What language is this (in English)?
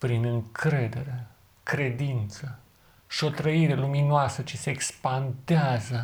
Romanian